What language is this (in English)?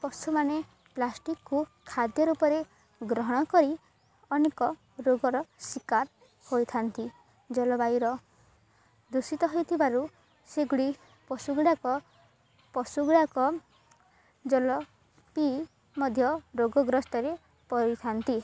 Odia